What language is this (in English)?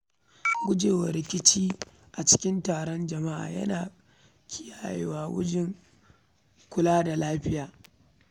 Hausa